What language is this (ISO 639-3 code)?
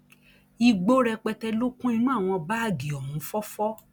yor